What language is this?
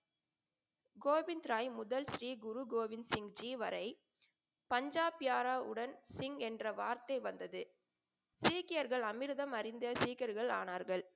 Tamil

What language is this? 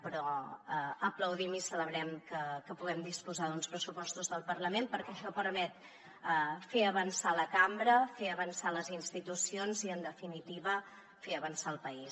Catalan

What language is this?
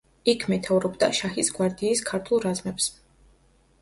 Georgian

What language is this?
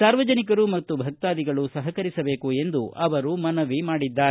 Kannada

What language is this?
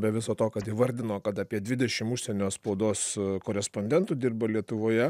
Lithuanian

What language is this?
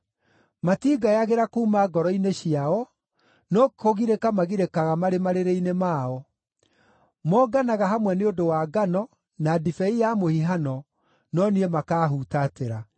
Kikuyu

